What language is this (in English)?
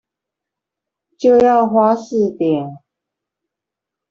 Chinese